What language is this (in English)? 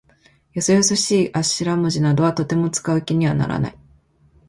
Japanese